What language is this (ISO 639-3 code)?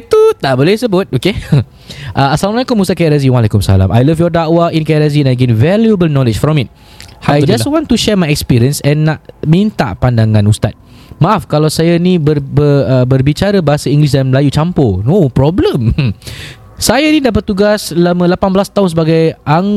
msa